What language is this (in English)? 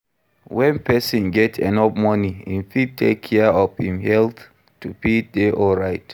Nigerian Pidgin